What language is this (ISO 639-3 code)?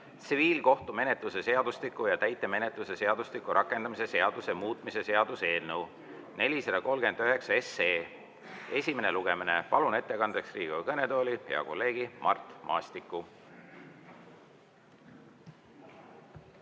est